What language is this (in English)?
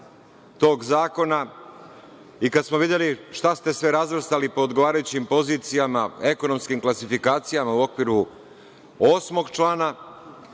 Serbian